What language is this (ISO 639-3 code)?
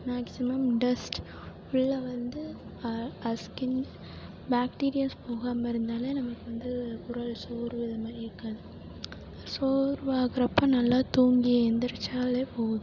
tam